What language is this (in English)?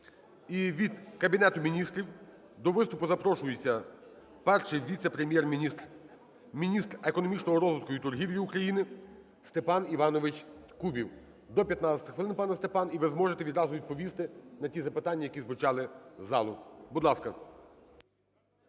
Ukrainian